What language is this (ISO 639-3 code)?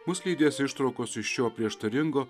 lit